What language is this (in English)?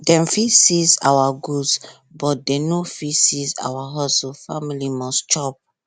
Nigerian Pidgin